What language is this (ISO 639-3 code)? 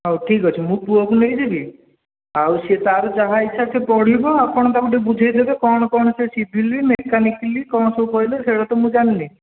ori